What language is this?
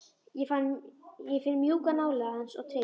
Icelandic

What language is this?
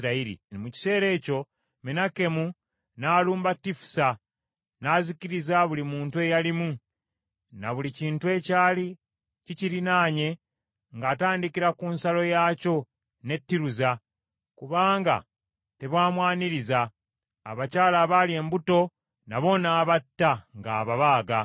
Ganda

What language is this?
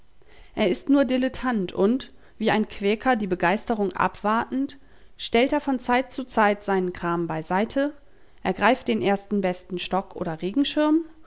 German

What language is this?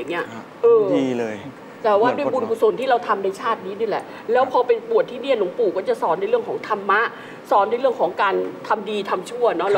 Thai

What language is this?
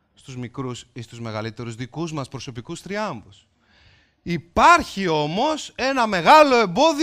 Greek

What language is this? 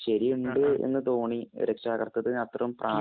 Malayalam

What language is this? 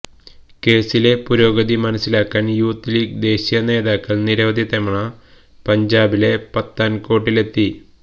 Malayalam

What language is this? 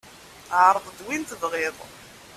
Kabyle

